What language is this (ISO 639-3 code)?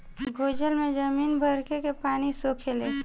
bho